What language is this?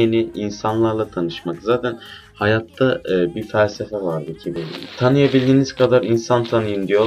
Turkish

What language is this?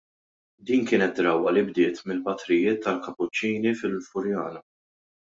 Maltese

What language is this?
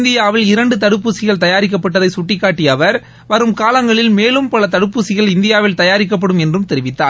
Tamil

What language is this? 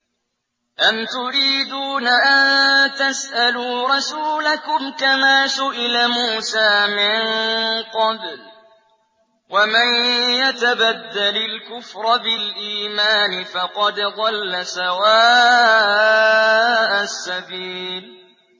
Arabic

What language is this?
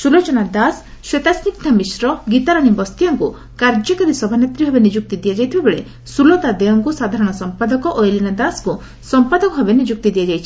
Odia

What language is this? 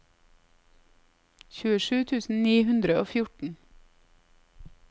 Norwegian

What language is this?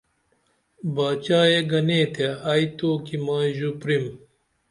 Dameli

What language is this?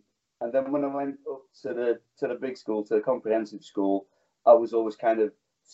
English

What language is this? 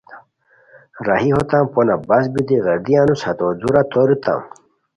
Khowar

